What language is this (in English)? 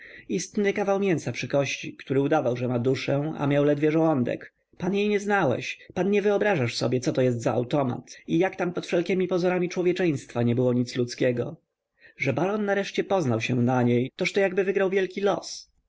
Polish